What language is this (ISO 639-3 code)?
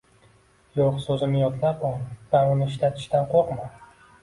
uzb